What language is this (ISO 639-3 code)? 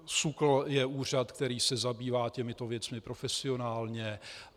ces